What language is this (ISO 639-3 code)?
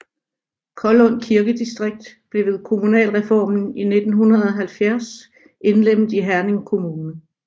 dan